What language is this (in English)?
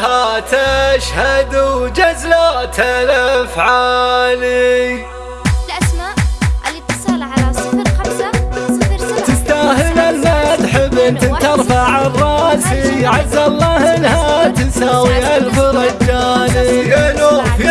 Arabic